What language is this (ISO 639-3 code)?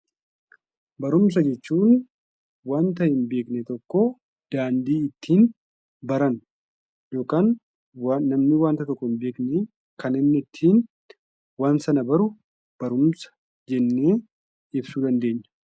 orm